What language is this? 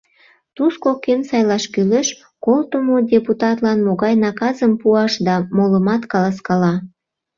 Mari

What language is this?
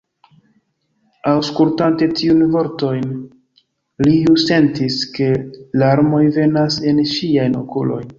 Esperanto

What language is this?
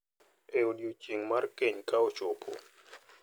Luo (Kenya and Tanzania)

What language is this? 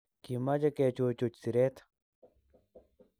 Kalenjin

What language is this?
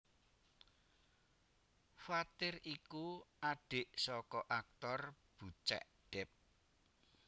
Javanese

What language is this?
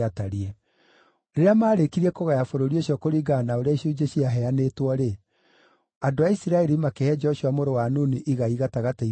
Kikuyu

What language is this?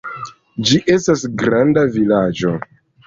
Esperanto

